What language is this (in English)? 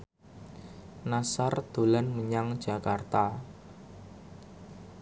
Javanese